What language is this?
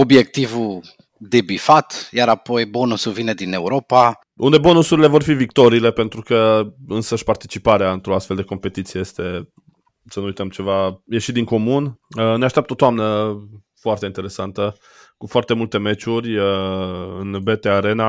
Romanian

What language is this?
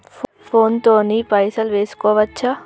Telugu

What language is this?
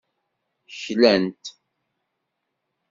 Kabyle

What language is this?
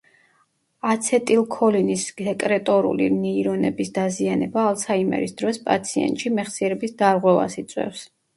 Georgian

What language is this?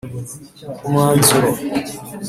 Kinyarwanda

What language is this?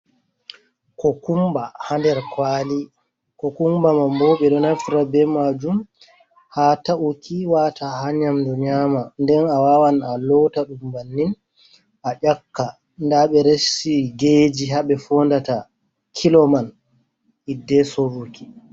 Fula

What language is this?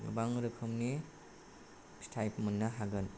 Bodo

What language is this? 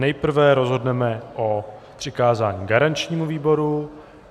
Czech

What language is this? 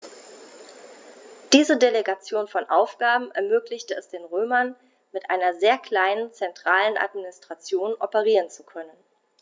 German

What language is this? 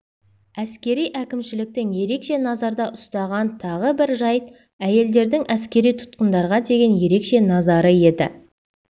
Kazakh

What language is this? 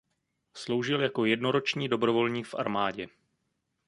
Czech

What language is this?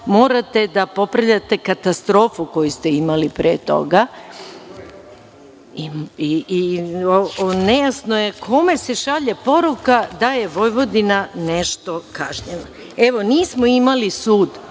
Serbian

